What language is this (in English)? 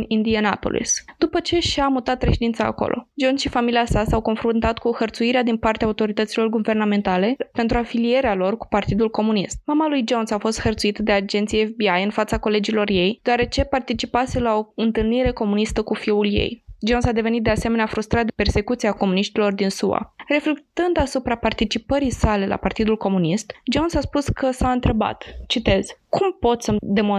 Romanian